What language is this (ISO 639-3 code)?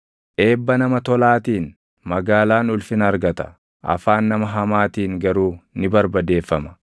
orm